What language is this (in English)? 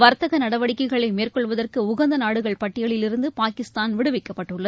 Tamil